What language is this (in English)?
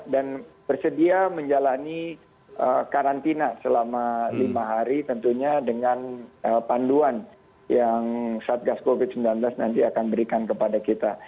Indonesian